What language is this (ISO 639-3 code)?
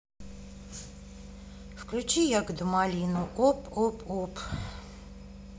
rus